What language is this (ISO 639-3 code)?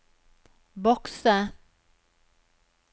nor